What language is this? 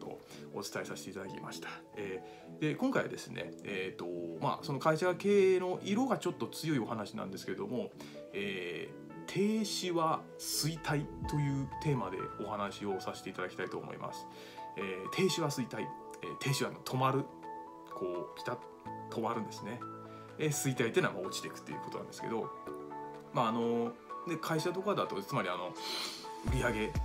Japanese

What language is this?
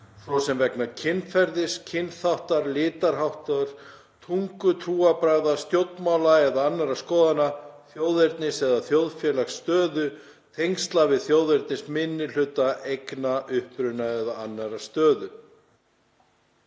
Icelandic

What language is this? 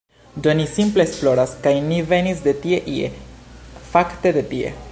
Esperanto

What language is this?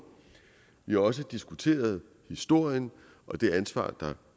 Danish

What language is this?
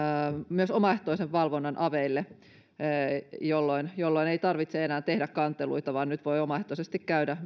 Finnish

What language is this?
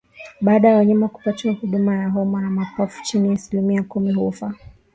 Swahili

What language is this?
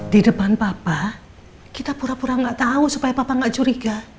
Indonesian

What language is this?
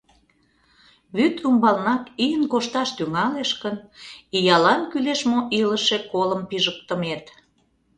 Mari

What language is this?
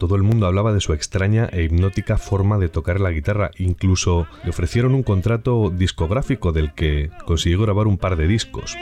Spanish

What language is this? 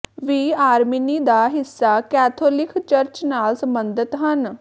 Punjabi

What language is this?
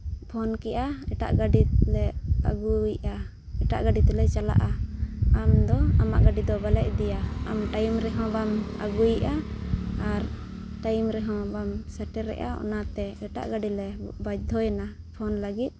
Santali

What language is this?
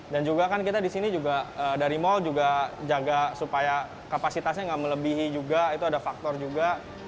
Indonesian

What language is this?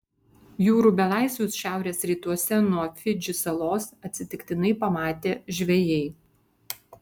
Lithuanian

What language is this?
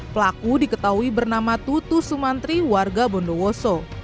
Indonesian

